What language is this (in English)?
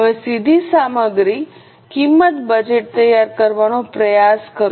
Gujarati